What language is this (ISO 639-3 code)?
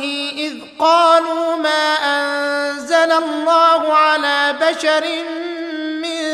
ara